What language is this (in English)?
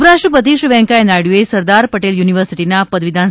Gujarati